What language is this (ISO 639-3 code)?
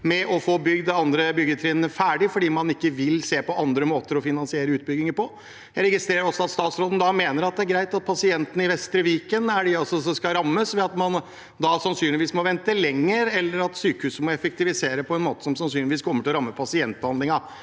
nor